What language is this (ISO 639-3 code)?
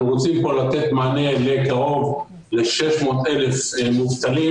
heb